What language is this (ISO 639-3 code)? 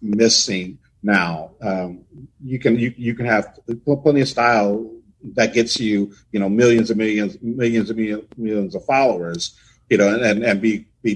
eng